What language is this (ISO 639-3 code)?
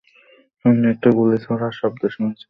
ben